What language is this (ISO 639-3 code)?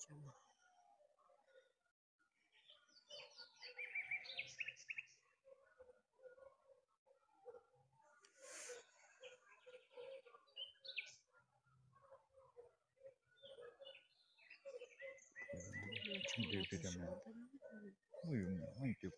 ron